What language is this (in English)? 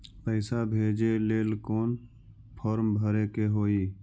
Magahi